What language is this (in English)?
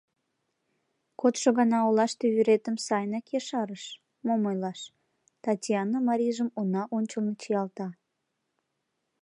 Mari